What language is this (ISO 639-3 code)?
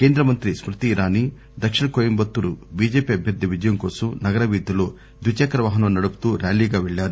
tel